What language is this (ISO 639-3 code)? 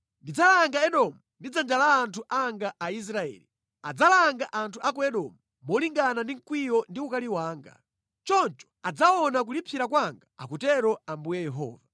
nya